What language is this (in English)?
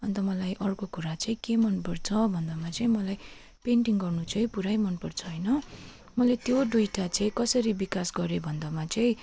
Nepali